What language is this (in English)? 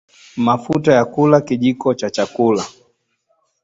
Swahili